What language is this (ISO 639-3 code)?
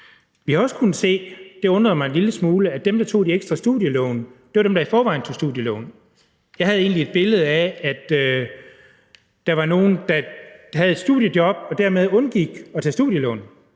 dan